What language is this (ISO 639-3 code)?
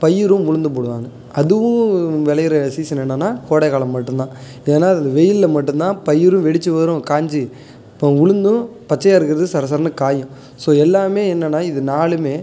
tam